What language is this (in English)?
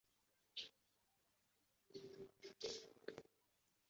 Chinese